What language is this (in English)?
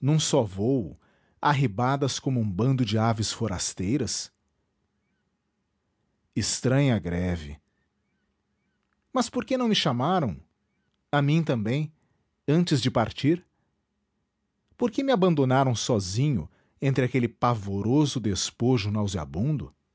Portuguese